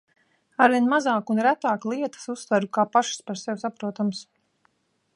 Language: Latvian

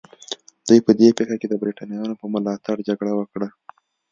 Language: Pashto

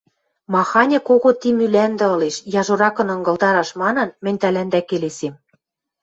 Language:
Western Mari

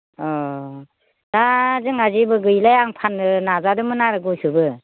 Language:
Bodo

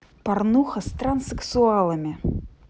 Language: Russian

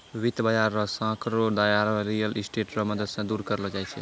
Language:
Maithili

